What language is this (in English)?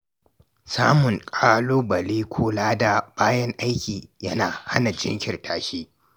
Hausa